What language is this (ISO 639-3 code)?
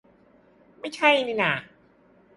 tha